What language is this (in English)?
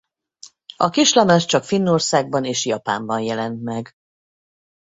Hungarian